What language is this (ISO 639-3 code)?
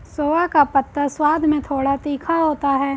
hin